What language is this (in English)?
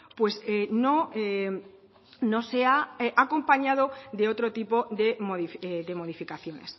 Spanish